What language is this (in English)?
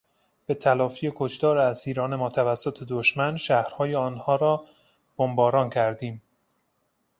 Persian